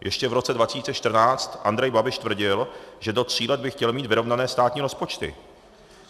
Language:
Czech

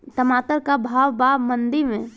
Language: Bhojpuri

